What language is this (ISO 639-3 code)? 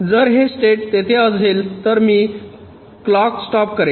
mar